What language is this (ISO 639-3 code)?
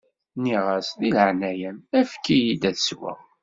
kab